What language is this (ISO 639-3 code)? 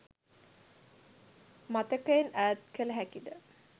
sin